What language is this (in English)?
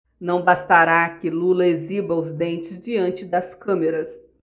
Portuguese